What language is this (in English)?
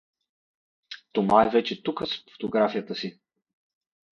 Bulgarian